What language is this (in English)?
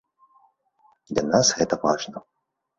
Belarusian